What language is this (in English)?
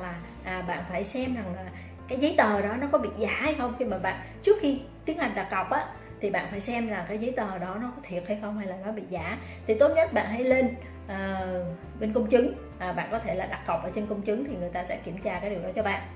Vietnamese